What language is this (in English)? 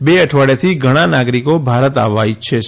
Gujarati